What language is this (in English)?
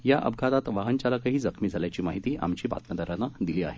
Marathi